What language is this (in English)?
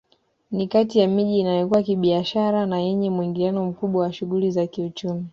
Swahili